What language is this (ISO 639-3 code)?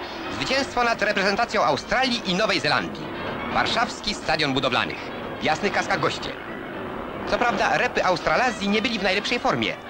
pol